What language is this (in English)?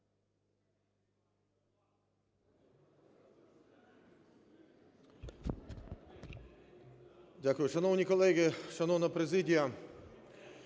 Ukrainian